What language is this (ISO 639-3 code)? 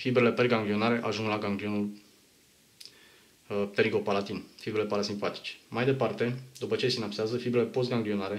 ron